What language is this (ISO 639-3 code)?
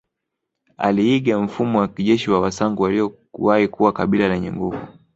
swa